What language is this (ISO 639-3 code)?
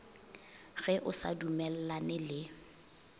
nso